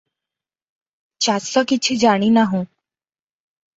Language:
Odia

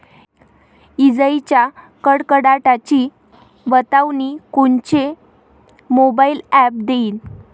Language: Marathi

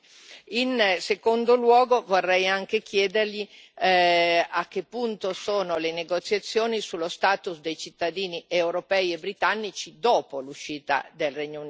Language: Italian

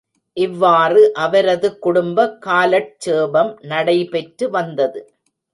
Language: Tamil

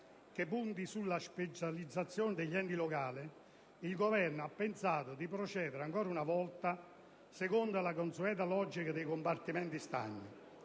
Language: Italian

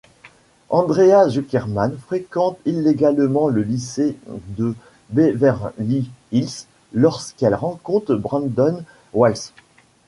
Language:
French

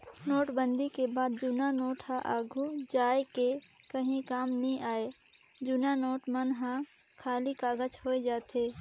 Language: Chhattisgarhi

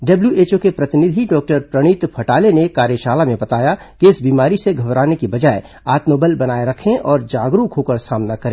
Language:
Hindi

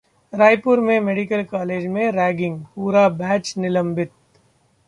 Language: Hindi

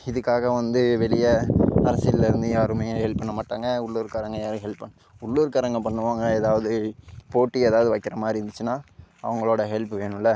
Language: Tamil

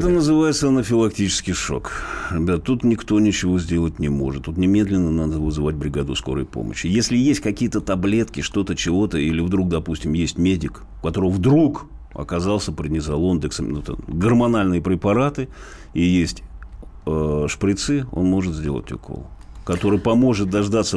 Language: Russian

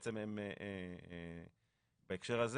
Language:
Hebrew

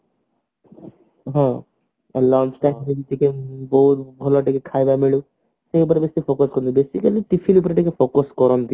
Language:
Odia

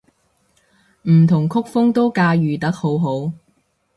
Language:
Cantonese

